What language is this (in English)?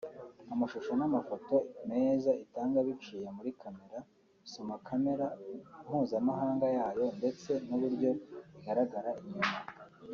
Kinyarwanda